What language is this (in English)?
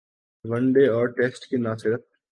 Urdu